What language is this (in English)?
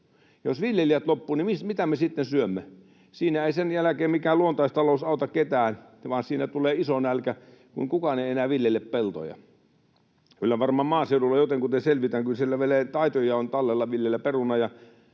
Finnish